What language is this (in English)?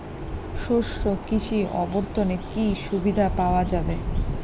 Bangla